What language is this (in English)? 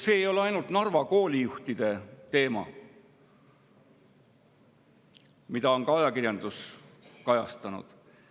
Estonian